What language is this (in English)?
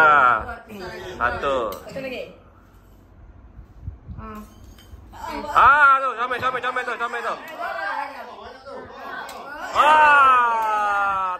Malay